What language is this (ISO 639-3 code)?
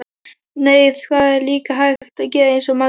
isl